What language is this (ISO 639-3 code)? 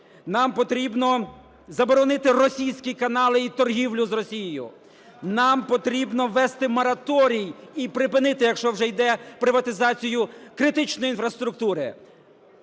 ukr